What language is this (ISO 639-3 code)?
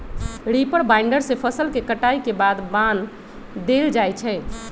mag